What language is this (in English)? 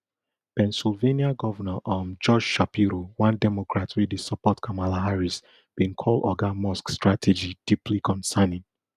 Nigerian Pidgin